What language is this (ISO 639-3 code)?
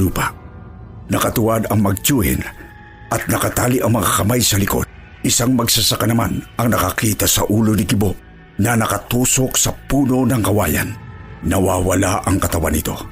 fil